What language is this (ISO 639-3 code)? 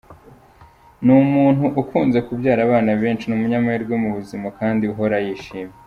kin